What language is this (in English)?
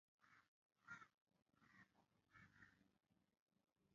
Swahili